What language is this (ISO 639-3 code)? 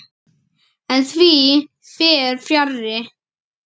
isl